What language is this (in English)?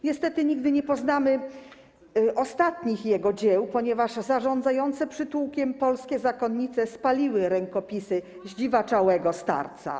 Polish